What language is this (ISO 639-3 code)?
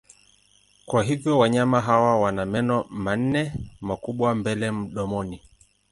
swa